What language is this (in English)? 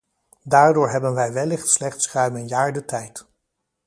Dutch